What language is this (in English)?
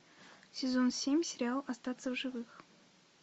Russian